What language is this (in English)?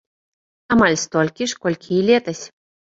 Belarusian